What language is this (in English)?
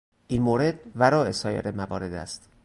Persian